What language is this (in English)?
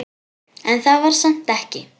Icelandic